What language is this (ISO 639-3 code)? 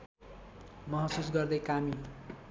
nep